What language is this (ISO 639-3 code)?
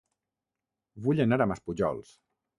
cat